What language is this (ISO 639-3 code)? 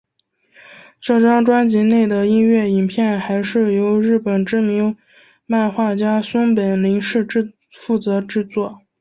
zho